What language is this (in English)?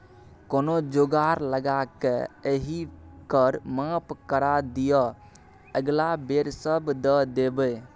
Maithili